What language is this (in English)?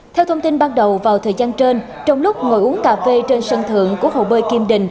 Vietnamese